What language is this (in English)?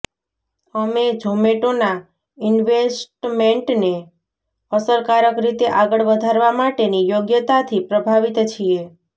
Gujarati